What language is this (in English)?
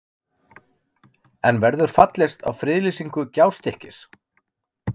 Icelandic